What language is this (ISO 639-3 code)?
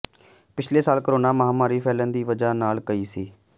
pan